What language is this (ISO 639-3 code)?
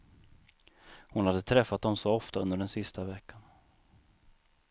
swe